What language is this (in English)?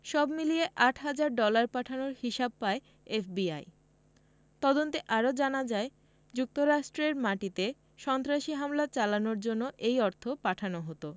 Bangla